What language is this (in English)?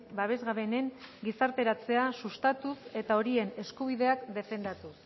Basque